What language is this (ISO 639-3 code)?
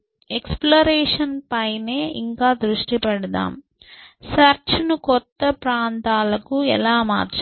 tel